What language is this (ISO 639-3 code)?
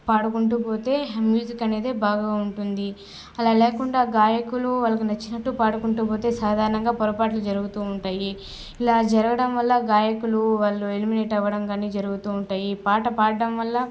tel